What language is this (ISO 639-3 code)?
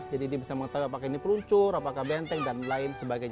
ind